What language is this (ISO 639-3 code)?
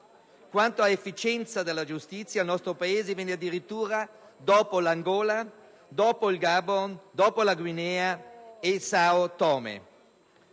ita